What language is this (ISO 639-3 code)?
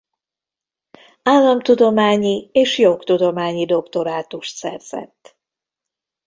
hun